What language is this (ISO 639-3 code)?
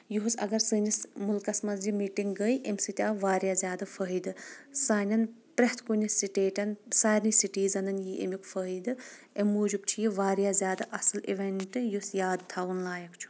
kas